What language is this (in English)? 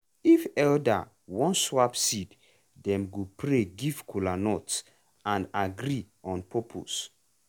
Nigerian Pidgin